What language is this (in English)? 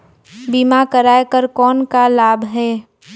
Chhattisgarhi